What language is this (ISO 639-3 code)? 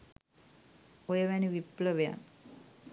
sin